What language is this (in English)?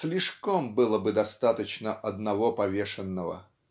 Russian